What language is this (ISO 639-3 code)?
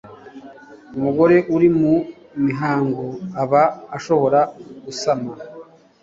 kin